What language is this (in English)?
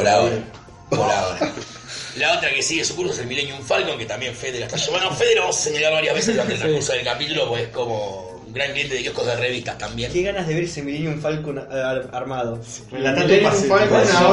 Spanish